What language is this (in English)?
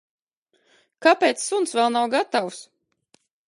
Latvian